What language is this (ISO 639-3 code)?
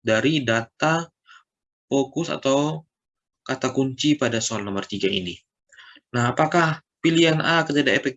ind